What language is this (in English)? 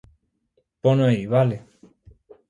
Galician